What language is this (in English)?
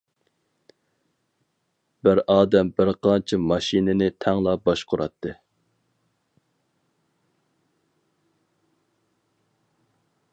Uyghur